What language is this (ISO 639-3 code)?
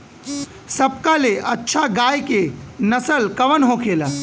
bho